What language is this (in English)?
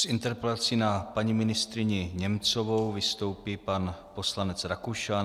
Czech